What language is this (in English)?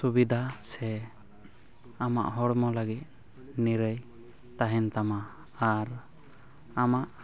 Santali